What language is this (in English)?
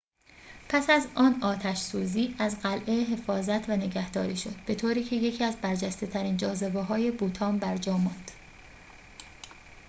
Persian